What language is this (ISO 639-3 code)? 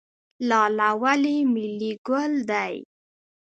pus